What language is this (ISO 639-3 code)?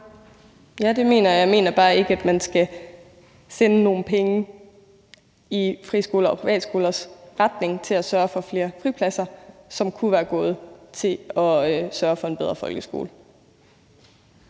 dan